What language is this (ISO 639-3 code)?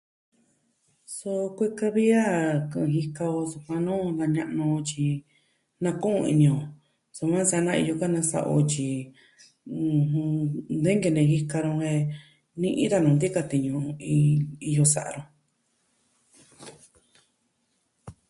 meh